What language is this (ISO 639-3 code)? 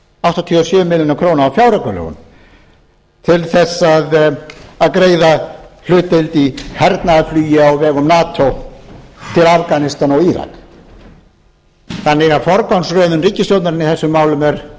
isl